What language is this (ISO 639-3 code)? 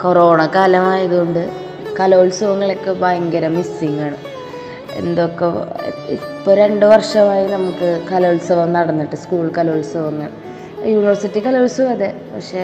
mal